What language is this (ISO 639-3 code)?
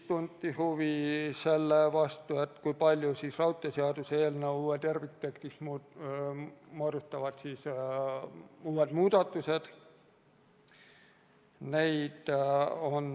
est